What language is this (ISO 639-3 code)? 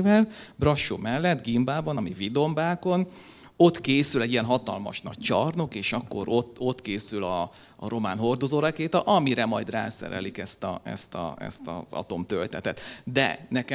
hun